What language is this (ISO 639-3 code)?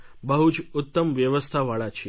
guj